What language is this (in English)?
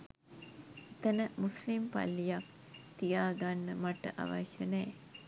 Sinhala